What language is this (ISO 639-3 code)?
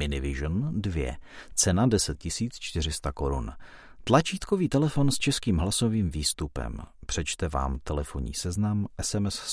ces